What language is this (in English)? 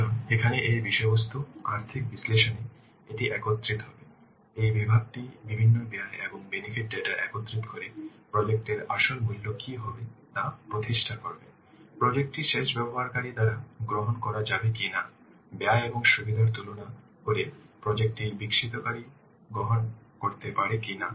Bangla